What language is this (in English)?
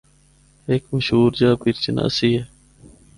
Northern Hindko